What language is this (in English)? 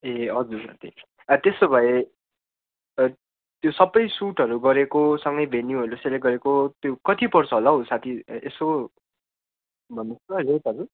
Nepali